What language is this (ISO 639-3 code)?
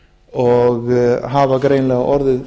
isl